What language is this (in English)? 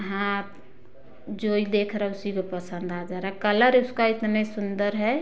Hindi